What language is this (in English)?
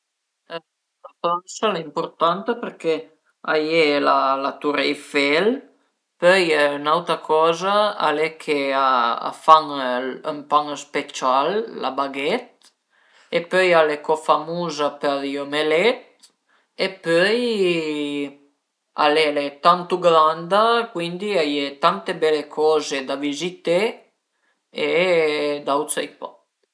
Piedmontese